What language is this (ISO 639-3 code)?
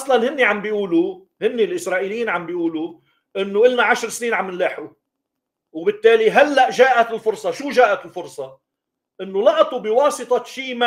ara